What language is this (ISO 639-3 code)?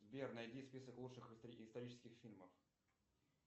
rus